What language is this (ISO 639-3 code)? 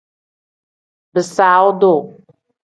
kdh